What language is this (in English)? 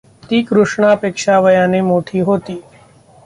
Marathi